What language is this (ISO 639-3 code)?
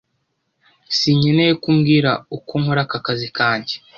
kin